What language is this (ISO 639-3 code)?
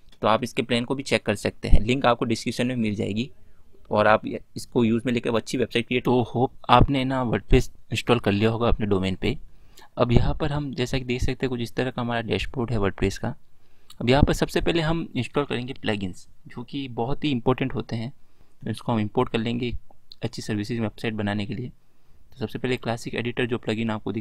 hin